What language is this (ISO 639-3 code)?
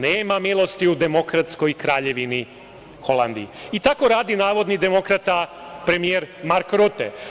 srp